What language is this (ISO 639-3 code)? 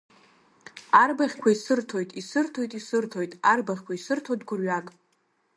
abk